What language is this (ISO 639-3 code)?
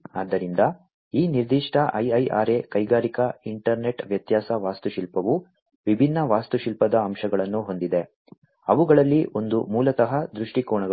kan